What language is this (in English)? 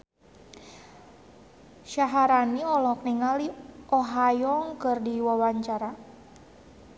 Sundanese